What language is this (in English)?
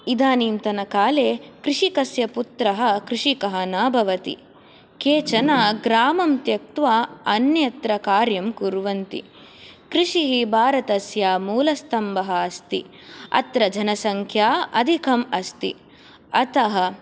Sanskrit